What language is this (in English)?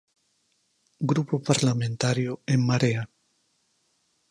Galician